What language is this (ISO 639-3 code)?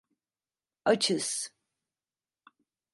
tur